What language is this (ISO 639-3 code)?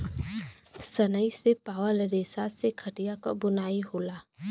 bho